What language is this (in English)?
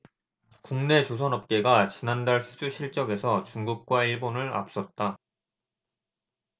Korean